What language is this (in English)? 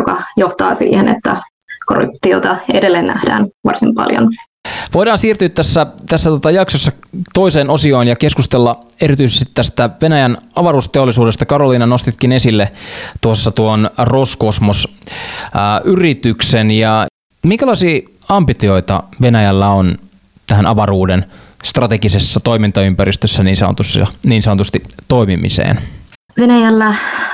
Finnish